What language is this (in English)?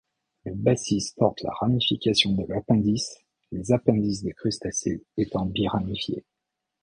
French